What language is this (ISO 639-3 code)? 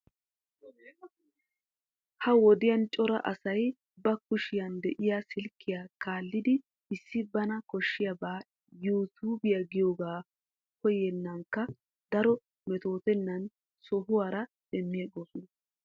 wal